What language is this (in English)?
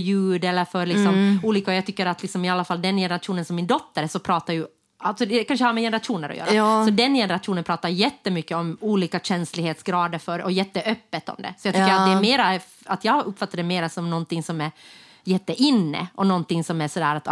Swedish